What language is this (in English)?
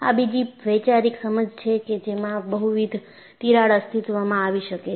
Gujarati